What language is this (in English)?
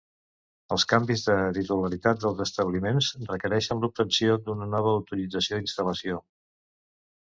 Catalan